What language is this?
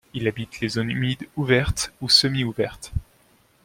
French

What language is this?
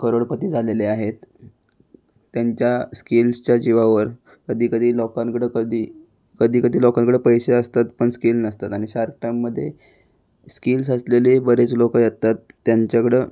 Marathi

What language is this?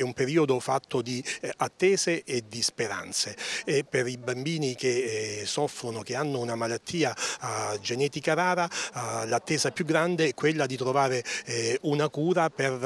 Italian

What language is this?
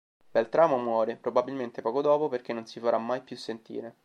Italian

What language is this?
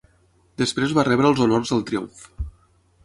Catalan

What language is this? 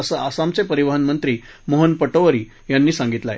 Marathi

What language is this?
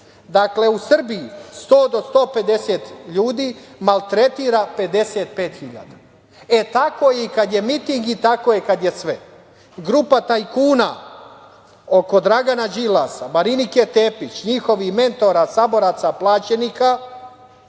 Serbian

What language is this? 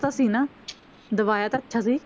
Punjabi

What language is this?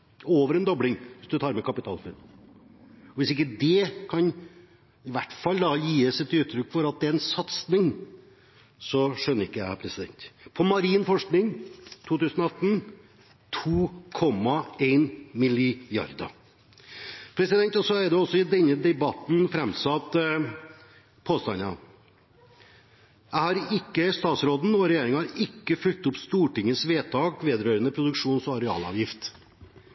Norwegian Bokmål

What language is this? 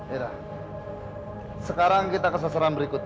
Indonesian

